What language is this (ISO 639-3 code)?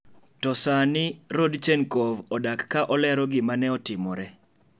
luo